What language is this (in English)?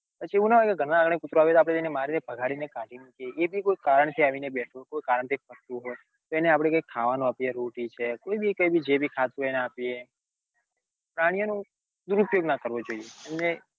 Gujarati